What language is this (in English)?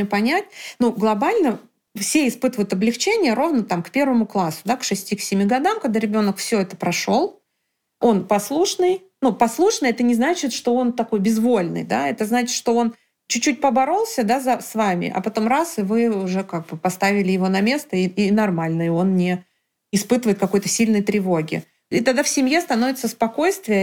Russian